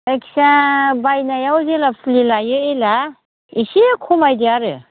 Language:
Bodo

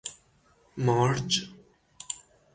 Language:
Persian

